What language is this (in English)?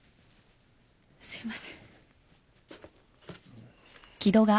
Japanese